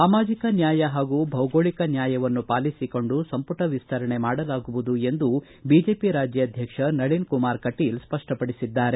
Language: Kannada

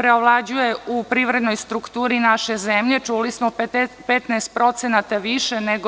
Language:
Serbian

